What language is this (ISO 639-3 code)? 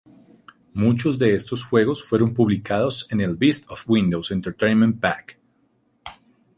spa